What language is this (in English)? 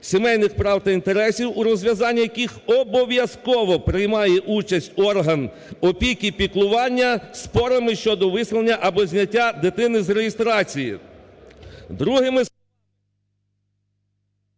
Ukrainian